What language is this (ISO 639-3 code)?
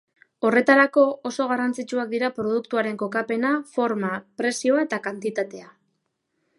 eus